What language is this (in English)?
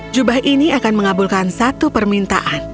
Indonesian